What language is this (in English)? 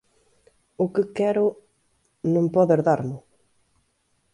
Galician